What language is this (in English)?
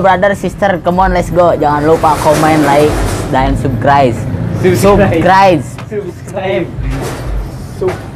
Indonesian